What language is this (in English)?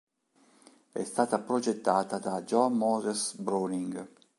Italian